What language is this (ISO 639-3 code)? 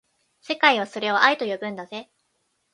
jpn